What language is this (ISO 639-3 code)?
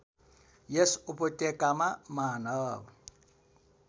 nep